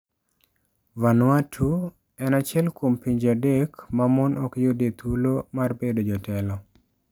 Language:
Luo (Kenya and Tanzania)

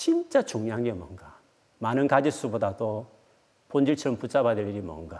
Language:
Korean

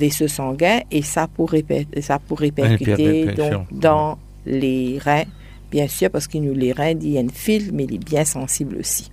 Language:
French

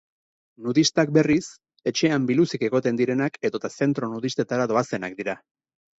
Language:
Basque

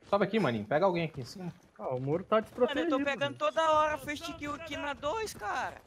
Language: Portuguese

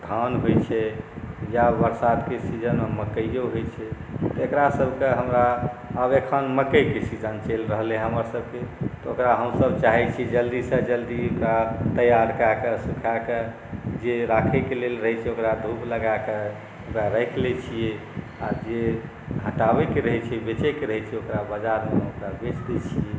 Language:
Maithili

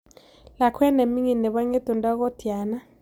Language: Kalenjin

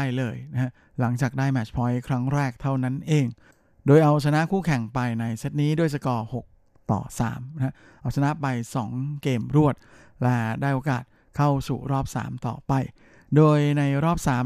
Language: Thai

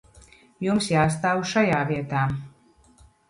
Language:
Latvian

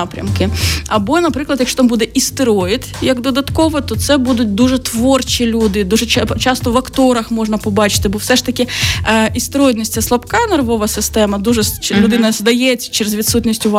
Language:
Ukrainian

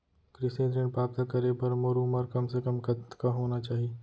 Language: Chhattisgarhi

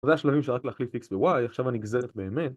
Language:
Hebrew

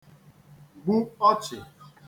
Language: Igbo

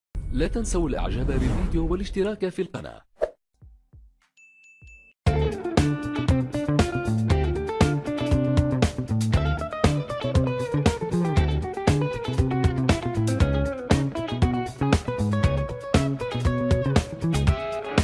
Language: Arabic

